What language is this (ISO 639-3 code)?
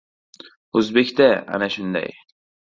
uzb